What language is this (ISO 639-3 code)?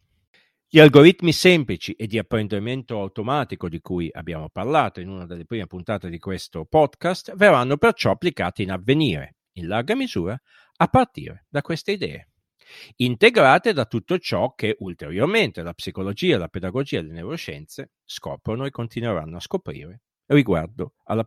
ita